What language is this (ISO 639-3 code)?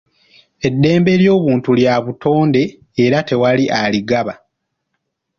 lug